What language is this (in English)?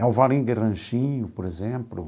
Portuguese